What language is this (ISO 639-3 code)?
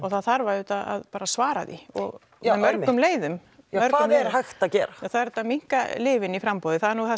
isl